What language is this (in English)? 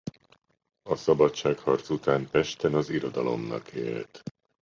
Hungarian